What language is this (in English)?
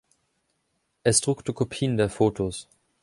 German